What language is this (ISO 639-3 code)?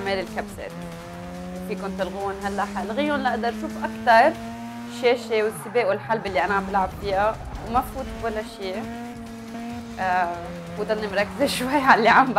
ara